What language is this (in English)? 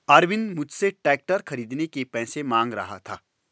Hindi